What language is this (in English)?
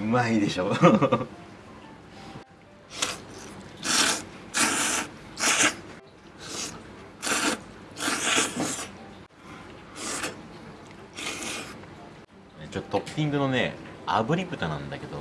Japanese